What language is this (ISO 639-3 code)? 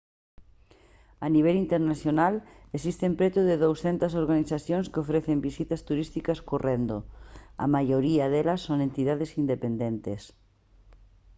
glg